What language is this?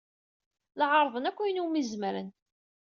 Kabyle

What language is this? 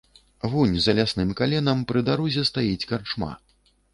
Belarusian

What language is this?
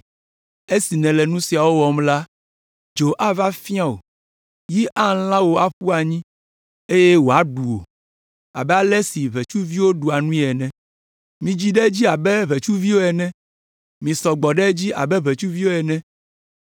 Ewe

